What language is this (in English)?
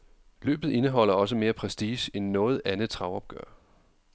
Danish